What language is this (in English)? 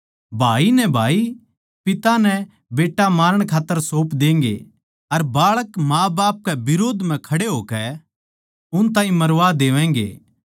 Haryanvi